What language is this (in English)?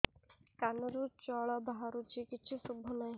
Odia